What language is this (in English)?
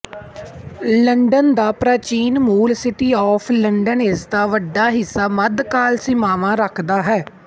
Punjabi